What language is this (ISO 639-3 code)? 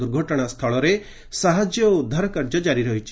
ori